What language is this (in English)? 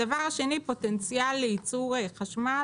Hebrew